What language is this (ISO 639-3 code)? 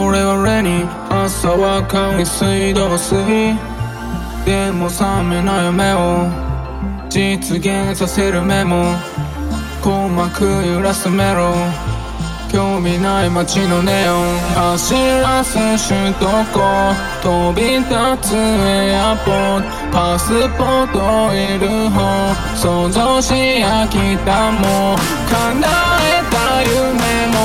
kor